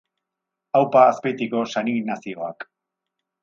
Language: Basque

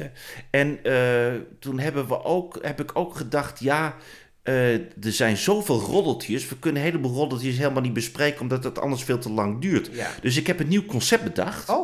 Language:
Dutch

